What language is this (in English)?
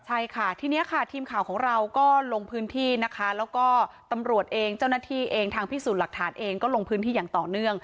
Thai